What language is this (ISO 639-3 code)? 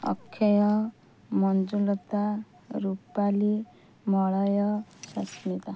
ori